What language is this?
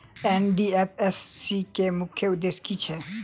Maithili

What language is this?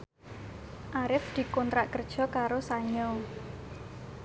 Javanese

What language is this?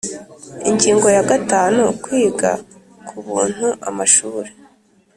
Kinyarwanda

